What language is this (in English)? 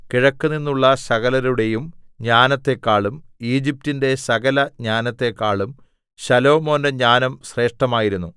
Malayalam